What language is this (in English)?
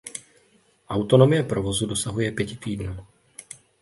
Czech